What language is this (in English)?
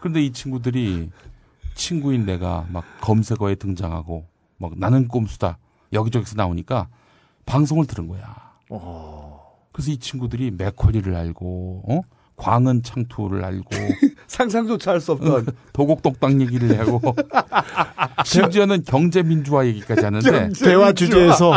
Korean